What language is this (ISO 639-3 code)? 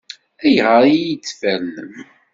kab